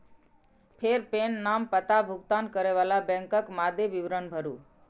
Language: Maithili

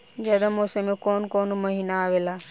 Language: Bhojpuri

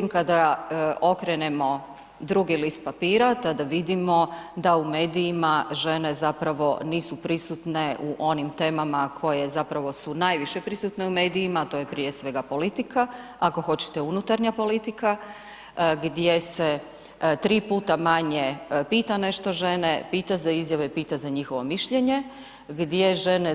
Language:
Croatian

